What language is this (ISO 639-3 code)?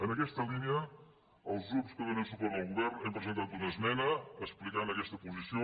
cat